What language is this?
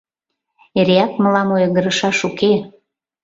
Mari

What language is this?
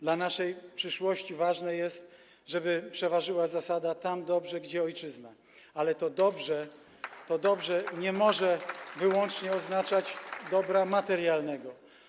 Polish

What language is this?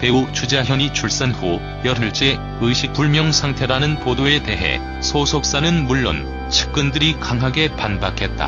Korean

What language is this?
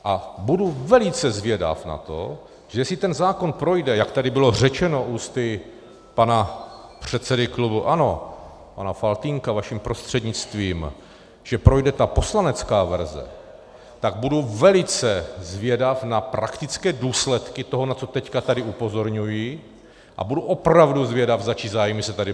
Czech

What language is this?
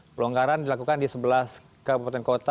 Indonesian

